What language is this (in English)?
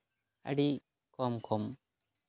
Santali